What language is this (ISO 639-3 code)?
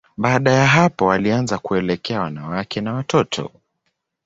swa